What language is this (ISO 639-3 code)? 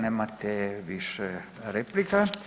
hrv